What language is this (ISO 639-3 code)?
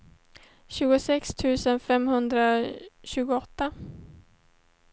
swe